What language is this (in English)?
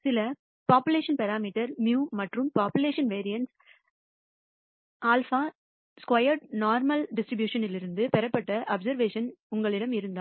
Tamil